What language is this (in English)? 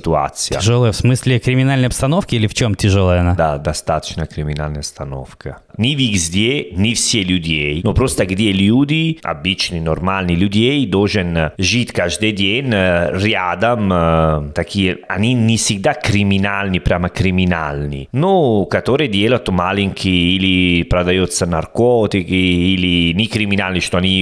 Russian